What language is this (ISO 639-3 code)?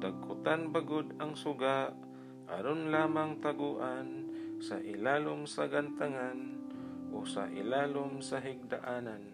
fil